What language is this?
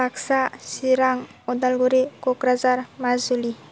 Bodo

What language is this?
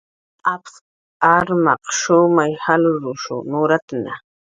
Jaqaru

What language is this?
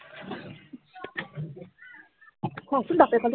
Assamese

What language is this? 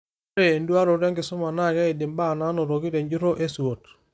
Masai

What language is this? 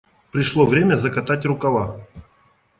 Russian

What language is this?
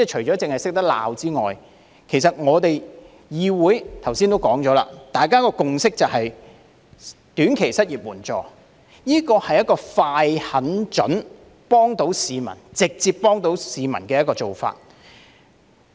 Cantonese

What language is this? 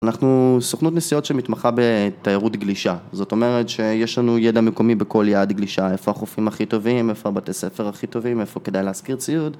Hebrew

